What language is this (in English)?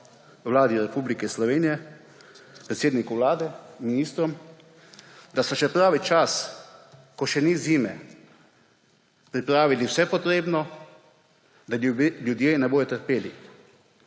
Slovenian